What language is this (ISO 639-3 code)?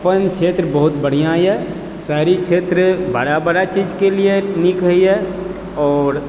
mai